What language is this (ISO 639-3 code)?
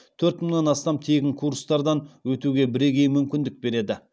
kaz